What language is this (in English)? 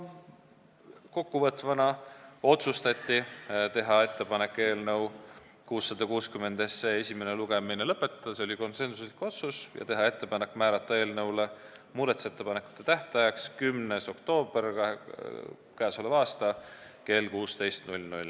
Estonian